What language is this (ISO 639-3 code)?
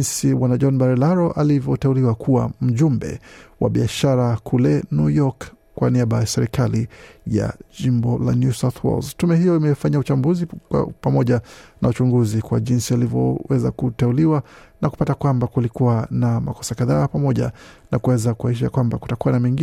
swa